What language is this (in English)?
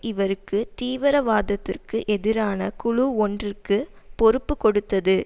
Tamil